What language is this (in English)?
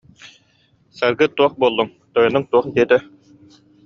Yakut